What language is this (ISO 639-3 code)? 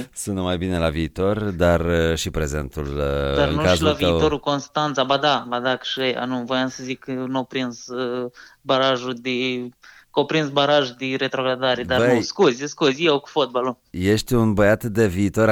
ron